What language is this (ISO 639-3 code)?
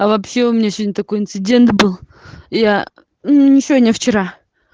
rus